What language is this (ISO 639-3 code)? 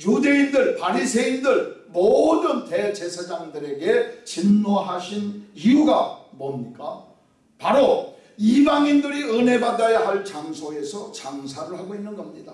kor